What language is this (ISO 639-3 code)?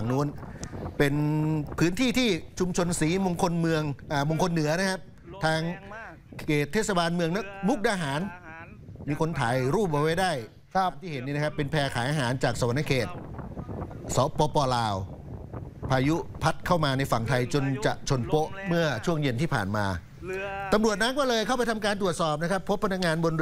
tha